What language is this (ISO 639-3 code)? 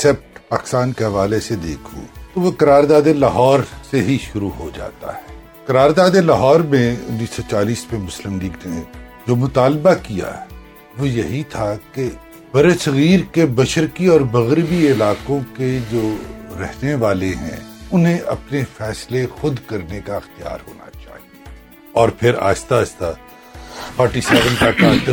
urd